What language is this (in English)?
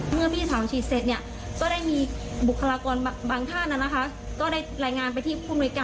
Thai